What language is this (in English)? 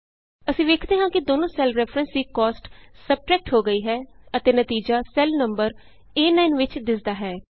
Punjabi